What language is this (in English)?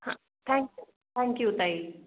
Marathi